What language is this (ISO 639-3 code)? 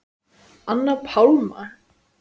isl